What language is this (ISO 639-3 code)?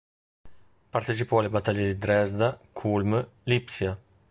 ita